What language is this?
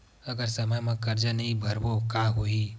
Chhattisgarhi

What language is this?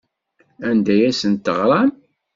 Kabyle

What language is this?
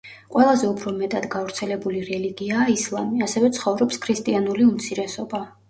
Georgian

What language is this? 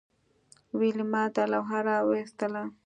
Pashto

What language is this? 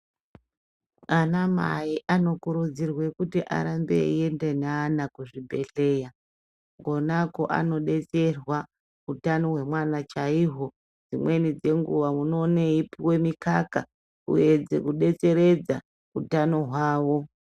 Ndau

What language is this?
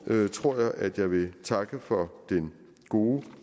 Danish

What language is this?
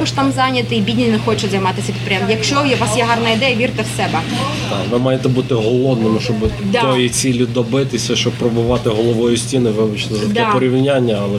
Ukrainian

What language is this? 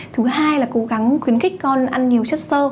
Vietnamese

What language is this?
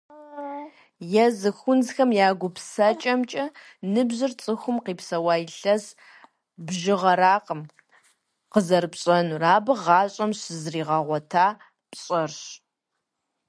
Kabardian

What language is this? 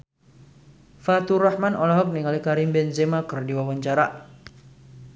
Sundanese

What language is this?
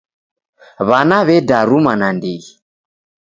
Taita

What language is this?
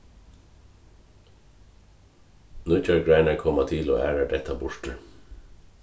Faroese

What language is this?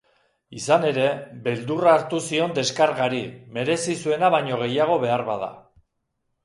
Basque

